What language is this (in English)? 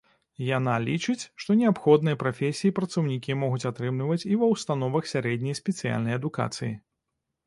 Belarusian